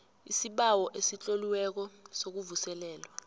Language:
South Ndebele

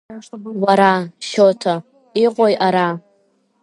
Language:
Abkhazian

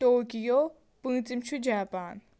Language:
Kashmiri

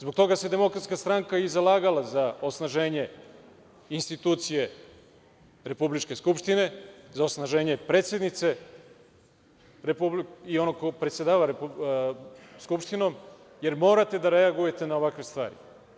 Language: Serbian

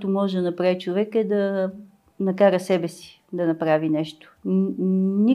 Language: Bulgarian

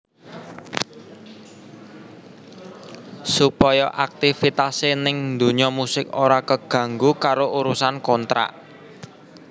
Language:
Javanese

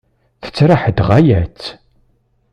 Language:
Kabyle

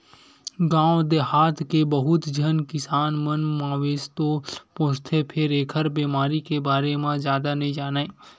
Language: Chhattisgarhi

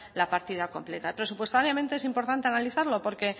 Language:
Spanish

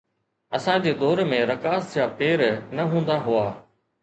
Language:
Sindhi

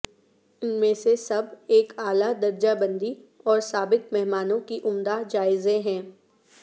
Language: Urdu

